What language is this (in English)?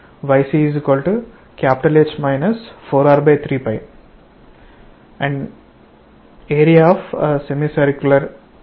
Telugu